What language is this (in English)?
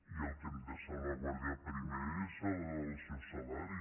Catalan